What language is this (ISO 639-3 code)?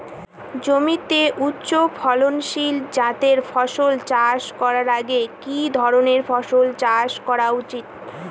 ben